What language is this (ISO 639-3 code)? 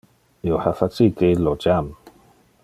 ina